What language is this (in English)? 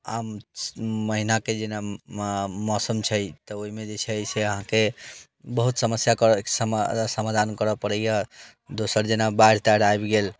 Maithili